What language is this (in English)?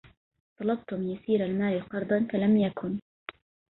Arabic